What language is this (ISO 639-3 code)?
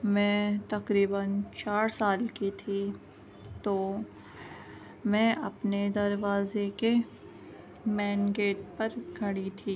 urd